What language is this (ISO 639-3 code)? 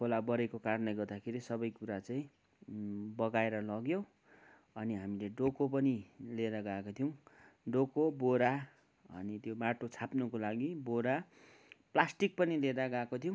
nep